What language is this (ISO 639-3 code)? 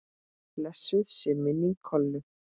isl